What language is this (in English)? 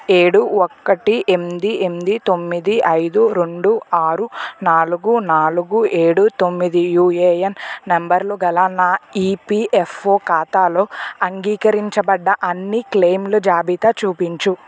Telugu